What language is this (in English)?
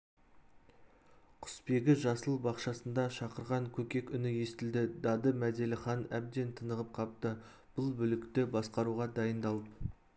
Kazakh